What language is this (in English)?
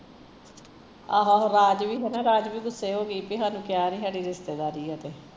Punjabi